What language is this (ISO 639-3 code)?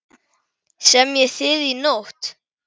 isl